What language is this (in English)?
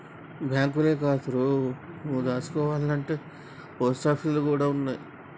Telugu